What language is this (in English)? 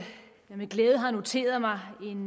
Danish